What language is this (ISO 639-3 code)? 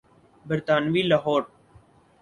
urd